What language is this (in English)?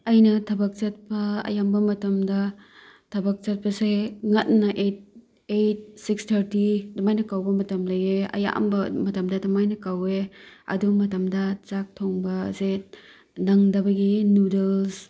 Manipuri